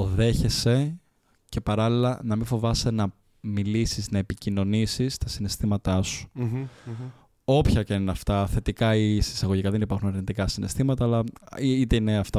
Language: Greek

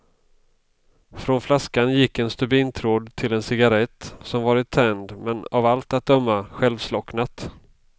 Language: Swedish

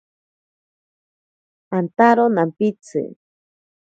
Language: Ashéninka Perené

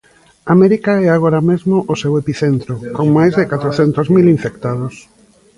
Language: Galician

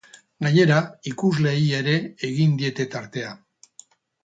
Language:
Basque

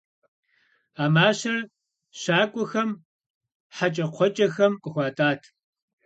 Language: Kabardian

